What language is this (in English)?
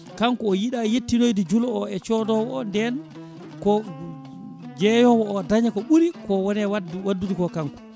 Fula